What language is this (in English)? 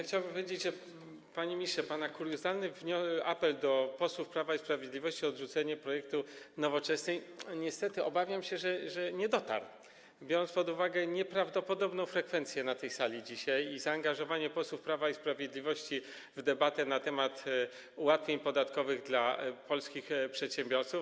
Polish